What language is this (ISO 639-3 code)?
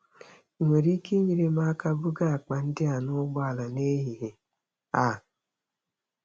ibo